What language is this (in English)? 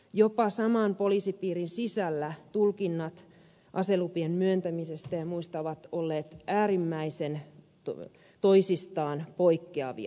Finnish